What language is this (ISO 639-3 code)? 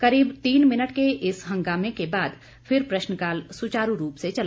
hin